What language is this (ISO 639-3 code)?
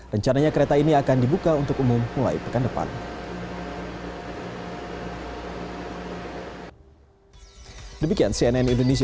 ind